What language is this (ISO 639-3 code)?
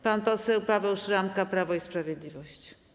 pol